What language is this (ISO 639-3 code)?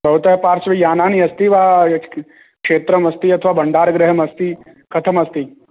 san